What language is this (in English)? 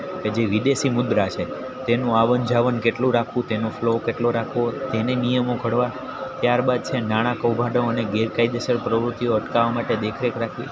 Gujarati